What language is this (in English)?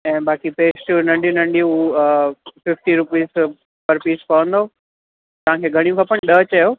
Sindhi